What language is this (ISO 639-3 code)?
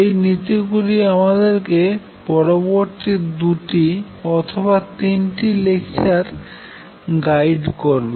ben